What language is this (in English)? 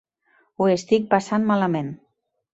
Catalan